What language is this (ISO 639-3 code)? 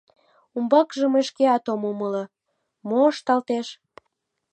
chm